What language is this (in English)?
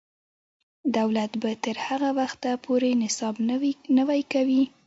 Pashto